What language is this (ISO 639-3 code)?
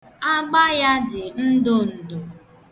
ibo